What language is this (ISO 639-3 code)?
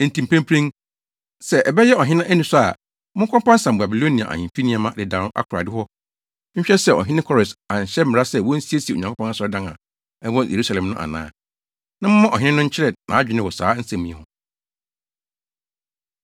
aka